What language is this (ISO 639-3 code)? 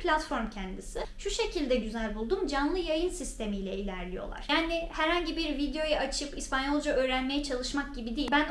tur